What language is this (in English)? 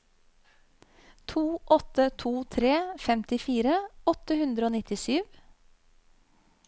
Norwegian